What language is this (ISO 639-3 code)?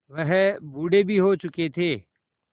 hin